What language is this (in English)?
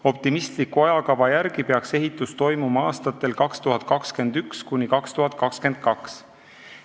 Estonian